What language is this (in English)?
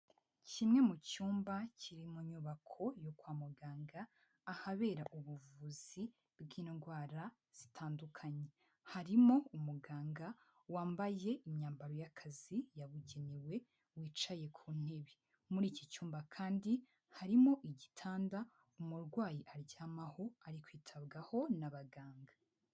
Kinyarwanda